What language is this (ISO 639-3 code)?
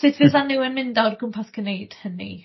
cym